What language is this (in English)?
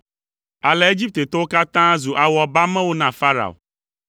Ewe